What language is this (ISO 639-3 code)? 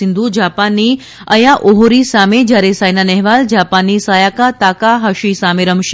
guj